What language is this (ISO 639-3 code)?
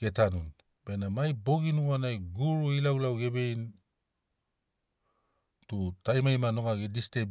snc